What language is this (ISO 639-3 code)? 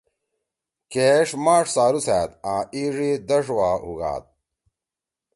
trw